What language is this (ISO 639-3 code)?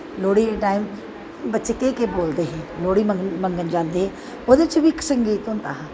doi